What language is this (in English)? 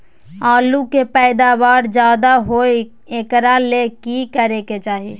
Magahi